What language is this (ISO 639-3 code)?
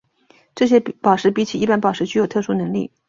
zho